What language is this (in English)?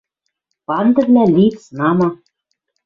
Western Mari